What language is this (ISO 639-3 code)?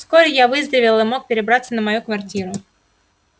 rus